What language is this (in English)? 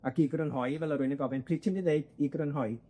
Welsh